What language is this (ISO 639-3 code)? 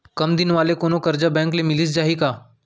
hne